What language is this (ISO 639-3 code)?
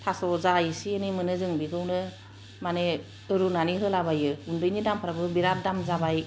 brx